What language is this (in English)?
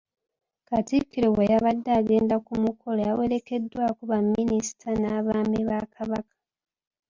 Ganda